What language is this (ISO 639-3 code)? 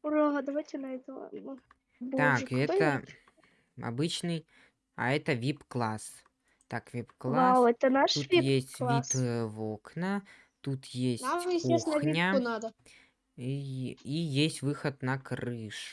rus